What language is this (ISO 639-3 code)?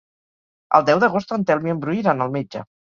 cat